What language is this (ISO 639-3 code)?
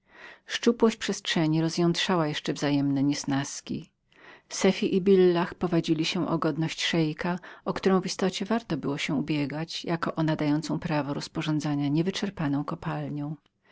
pol